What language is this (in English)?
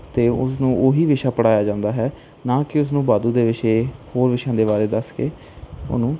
Punjabi